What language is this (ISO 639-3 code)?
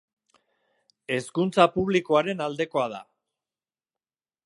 eus